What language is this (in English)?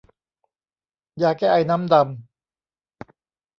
Thai